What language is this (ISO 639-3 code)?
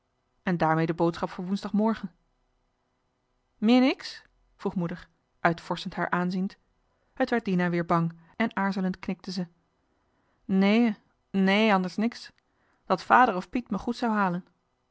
nld